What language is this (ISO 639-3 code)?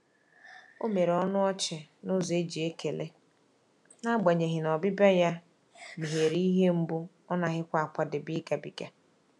ibo